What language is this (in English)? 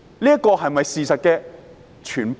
Cantonese